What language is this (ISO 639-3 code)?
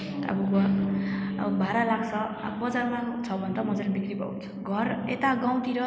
nep